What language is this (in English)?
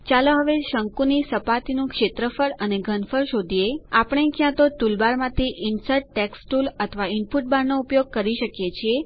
Gujarati